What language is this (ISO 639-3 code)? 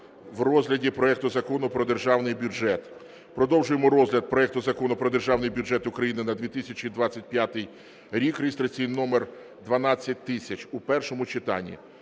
ukr